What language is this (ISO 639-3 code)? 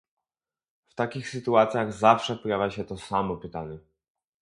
pol